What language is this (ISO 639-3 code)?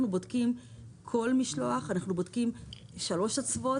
heb